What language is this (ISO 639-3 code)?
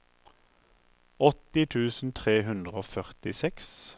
nor